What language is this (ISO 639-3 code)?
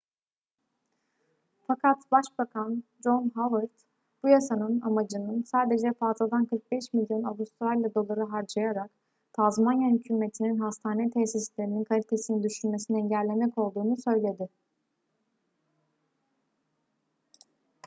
tur